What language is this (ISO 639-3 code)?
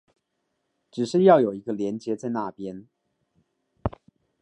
zho